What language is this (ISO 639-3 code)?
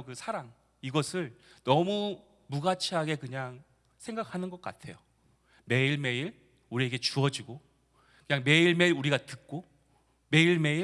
kor